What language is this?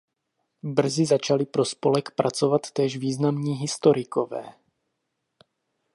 Czech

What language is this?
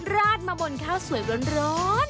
Thai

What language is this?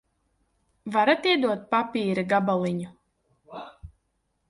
Latvian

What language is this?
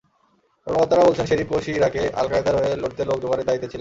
Bangla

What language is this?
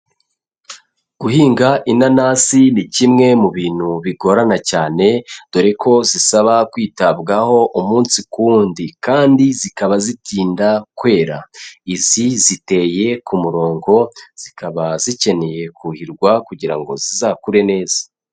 Kinyarwanda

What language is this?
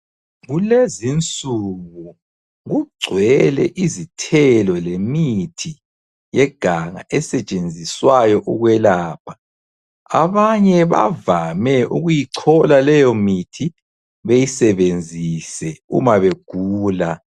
North Ndebele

